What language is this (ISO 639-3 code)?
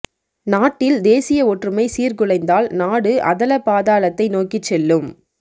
tam